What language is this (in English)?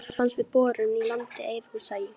Icelandic